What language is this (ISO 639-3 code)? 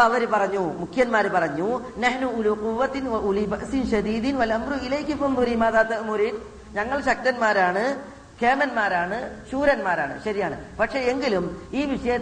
mal